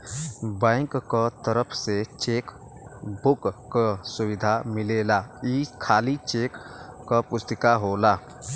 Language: Bhojpuri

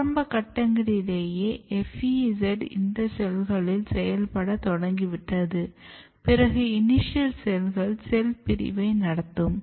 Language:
Tamil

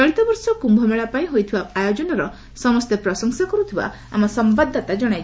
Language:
Odia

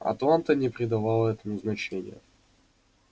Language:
Russian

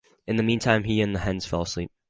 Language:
English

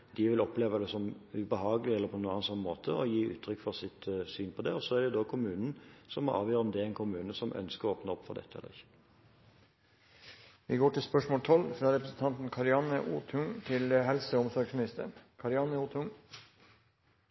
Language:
Norwegian Bokmål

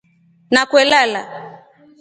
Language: Rombo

